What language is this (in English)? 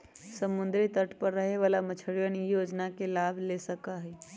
Magahi